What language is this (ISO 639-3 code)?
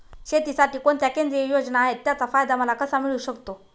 mar